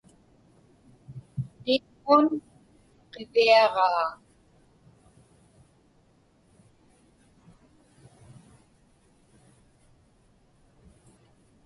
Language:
Inupiaq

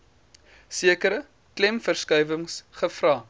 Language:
Afrikaans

